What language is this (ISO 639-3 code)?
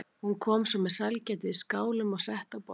isl